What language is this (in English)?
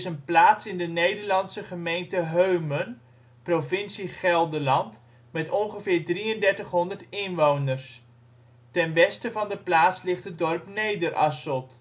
Dutch